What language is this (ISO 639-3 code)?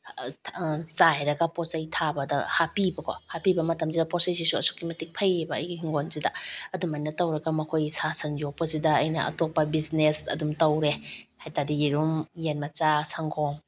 mni